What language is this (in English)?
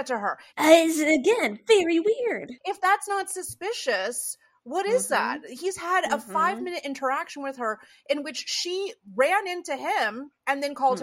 English